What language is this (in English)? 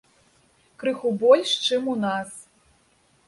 Belarusian